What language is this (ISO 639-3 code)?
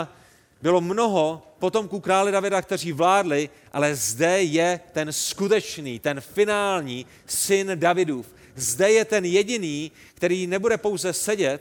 ces